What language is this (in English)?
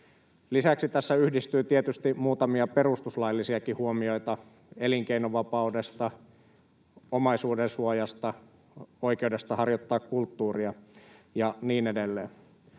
Finnish